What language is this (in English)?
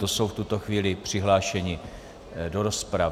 Czech